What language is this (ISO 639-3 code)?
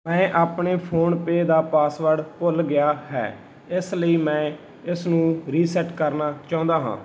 pan